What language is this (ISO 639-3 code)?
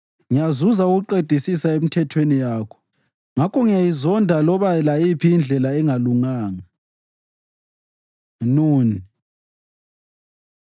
nde